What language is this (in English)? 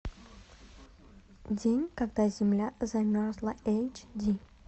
Russian